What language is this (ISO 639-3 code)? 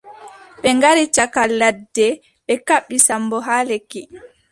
fub